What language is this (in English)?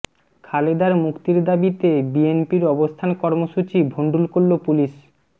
Bangla